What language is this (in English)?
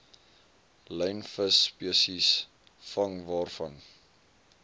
Afrikaans